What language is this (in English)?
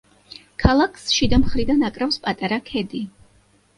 Georgian